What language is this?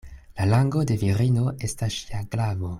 Esperanto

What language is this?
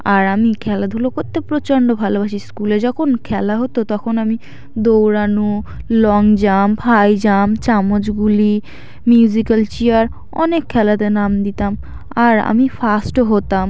Bangla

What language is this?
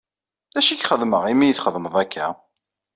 Kabyle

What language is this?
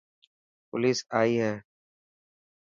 Dhatki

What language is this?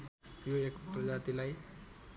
Nepali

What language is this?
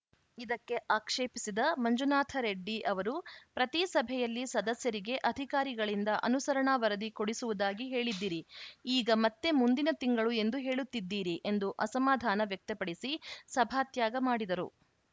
Kannada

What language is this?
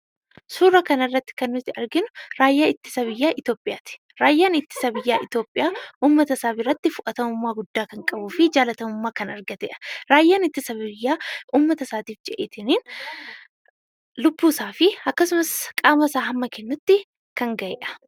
Oromo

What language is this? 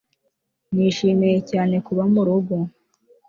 Kinyarwanda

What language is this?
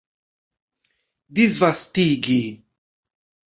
Esperanto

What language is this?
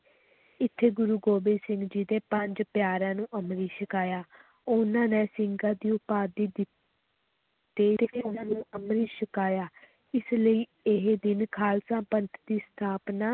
Punjabi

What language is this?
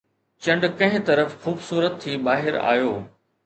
Sindhi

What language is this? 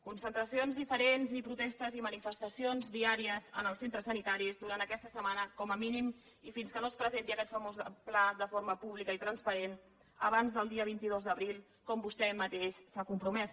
Catalan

